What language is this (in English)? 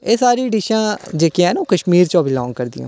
Dogri